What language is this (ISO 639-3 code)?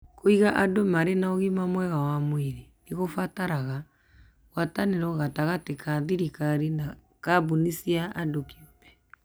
kik